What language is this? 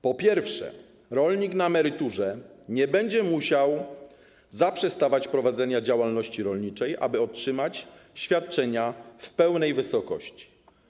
Polish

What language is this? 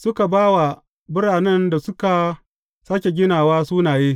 Hausa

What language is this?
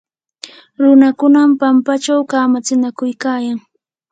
Yanahuanca Pasco Quechua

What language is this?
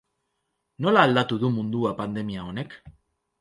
Basque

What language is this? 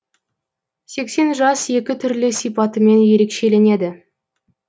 Kazakh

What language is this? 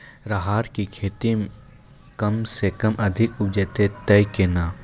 Maithili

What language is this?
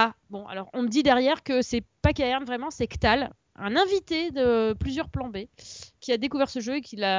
French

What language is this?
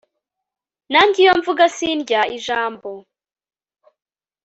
Kinyarwanda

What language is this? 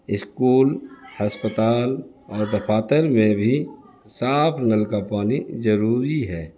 Urdu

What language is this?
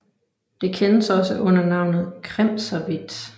Danish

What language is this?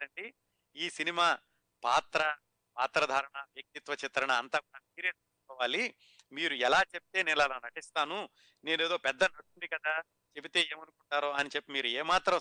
Telugu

